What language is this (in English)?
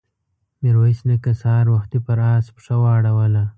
Pashto